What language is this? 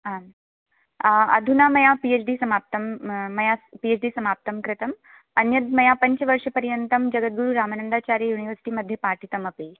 Sanskrit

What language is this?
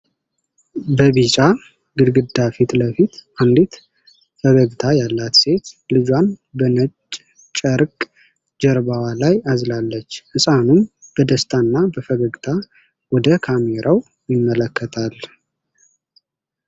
Amharic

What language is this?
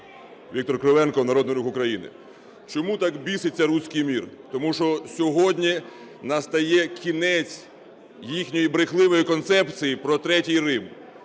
Ukrainian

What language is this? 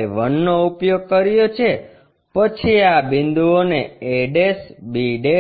Gujarati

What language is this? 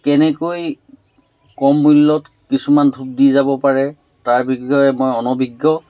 Assamese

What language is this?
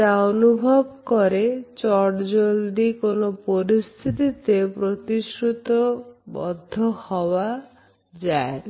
Bangla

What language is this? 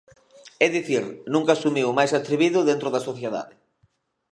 Galician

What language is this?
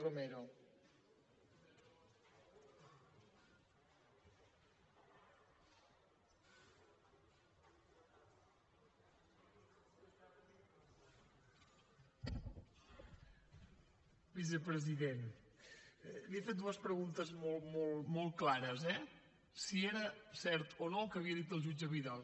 Catalan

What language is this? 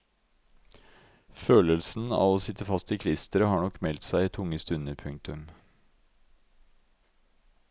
Norwegian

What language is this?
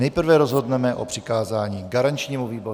Czech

